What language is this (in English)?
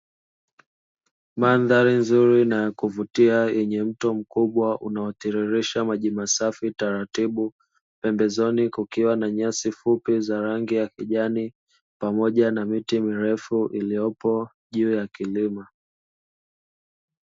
Swahili